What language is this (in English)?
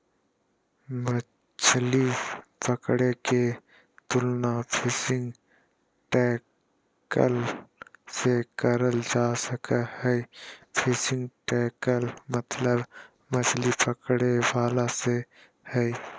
Magahi